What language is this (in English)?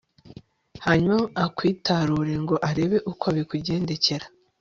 Kinyarwanda